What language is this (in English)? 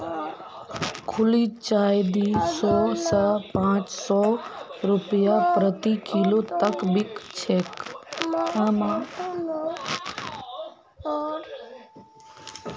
Magahi